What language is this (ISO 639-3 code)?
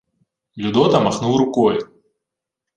ukr